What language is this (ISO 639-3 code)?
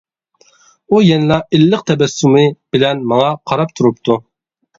uig